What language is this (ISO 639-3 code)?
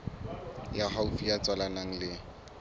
sot